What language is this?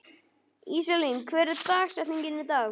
Icelandic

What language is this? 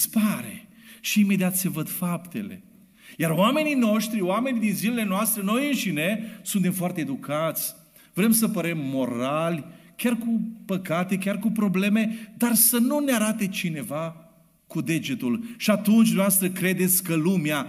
Romanian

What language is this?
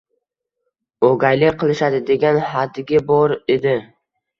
Uzbek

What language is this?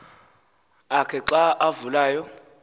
Xhosa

